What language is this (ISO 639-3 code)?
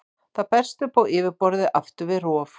isl